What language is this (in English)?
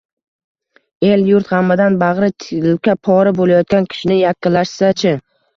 Uzbek